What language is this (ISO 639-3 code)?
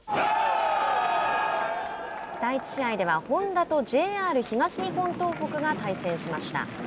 jpn